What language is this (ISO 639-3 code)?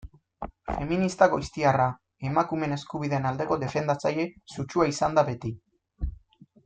eus